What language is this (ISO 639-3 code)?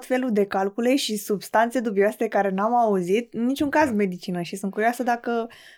ron